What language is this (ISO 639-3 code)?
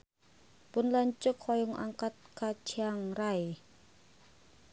sun